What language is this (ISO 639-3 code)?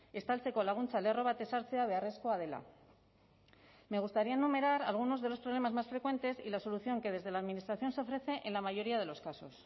spa